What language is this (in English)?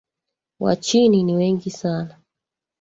Swahili